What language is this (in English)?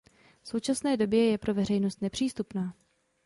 Czech